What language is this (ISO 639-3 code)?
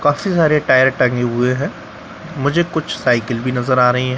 hin